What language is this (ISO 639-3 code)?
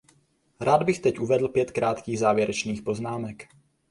ces